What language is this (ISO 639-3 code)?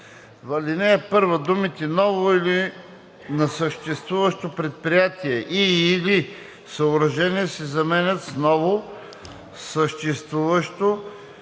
bul